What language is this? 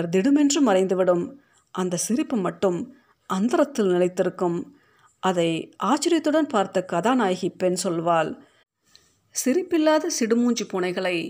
Tamil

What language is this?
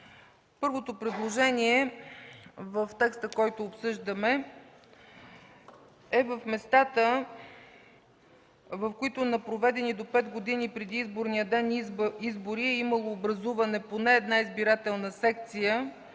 Bulgarian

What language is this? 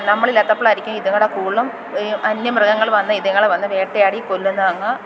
Malayalam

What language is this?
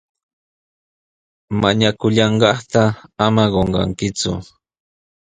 Sihuas Ancash Quechua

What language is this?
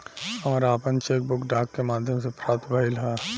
Bhojpuri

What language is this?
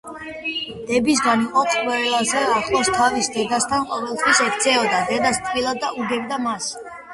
Georgian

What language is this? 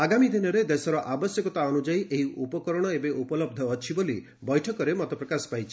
Odia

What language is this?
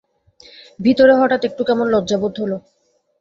Bangla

